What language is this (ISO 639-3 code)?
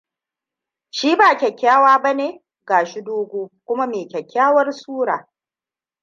hau